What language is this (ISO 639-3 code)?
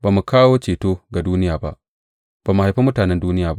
hau